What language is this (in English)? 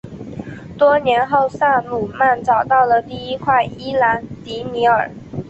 Chinese